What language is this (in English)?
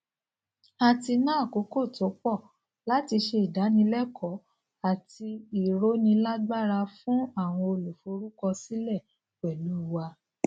Yoruba